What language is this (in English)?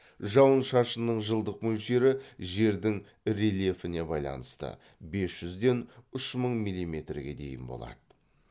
Kazakh